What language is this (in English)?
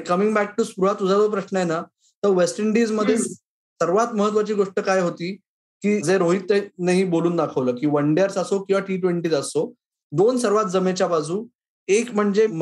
Marathi